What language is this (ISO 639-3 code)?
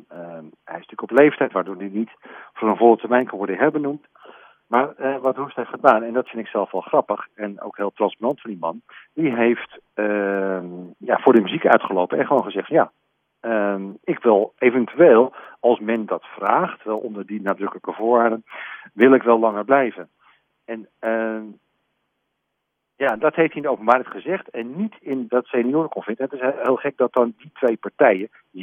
nld